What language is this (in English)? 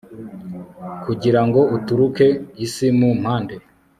Kinyarwanda